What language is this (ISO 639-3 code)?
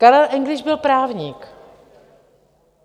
ces